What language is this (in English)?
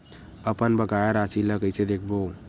Chhattisgarhi